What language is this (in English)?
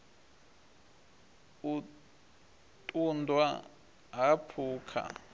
Venda